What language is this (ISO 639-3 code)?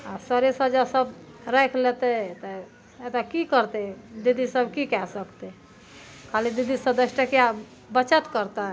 mai